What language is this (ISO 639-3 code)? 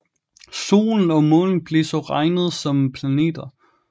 dan